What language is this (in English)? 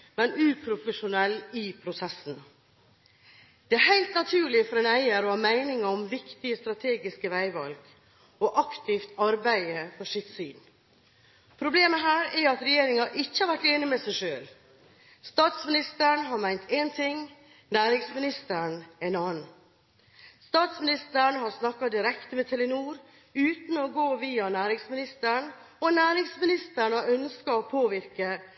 Norwegian Bokmål